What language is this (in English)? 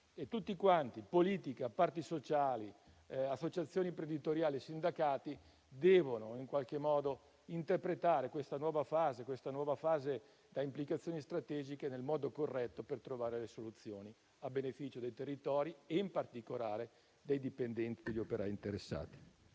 Italian